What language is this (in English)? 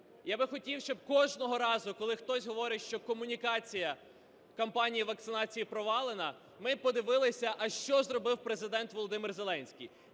Ukrainian